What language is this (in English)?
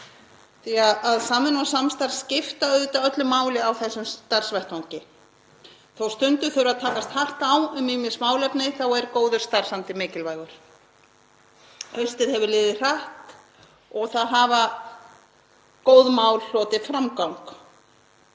Icelandic